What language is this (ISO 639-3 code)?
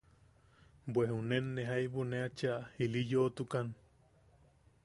yaq